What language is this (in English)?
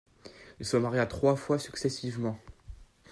French